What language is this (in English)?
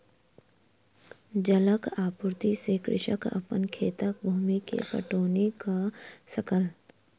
Maithili